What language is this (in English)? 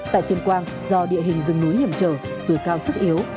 Vietnamese